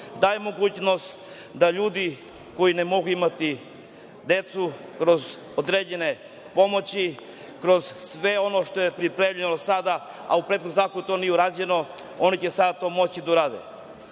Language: Serbian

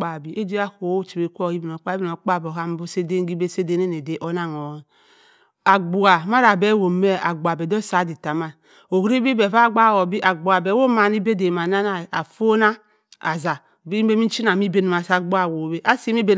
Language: Cross River Mbembe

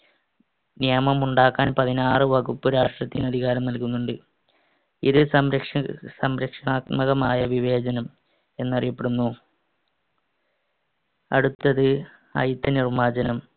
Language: Malayalam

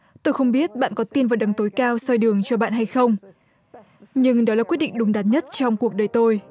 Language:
Vietnamese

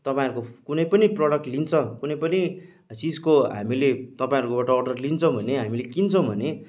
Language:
Nepali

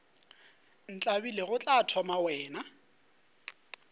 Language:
Northern Sotho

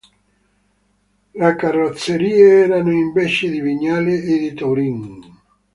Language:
Italian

